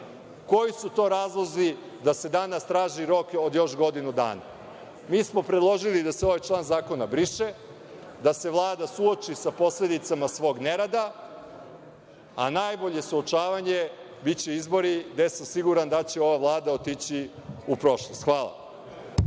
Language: Serbian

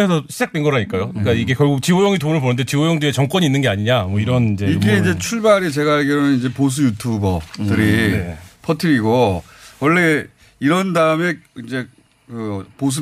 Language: Korean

